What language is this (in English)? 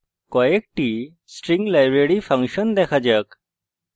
Bangla